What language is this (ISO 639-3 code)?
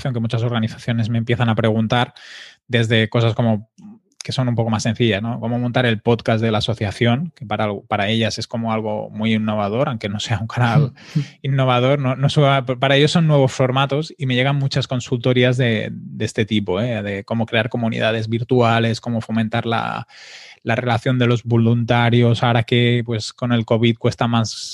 spa